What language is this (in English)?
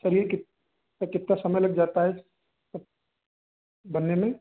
Hindi